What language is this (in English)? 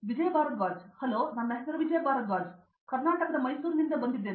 Kannada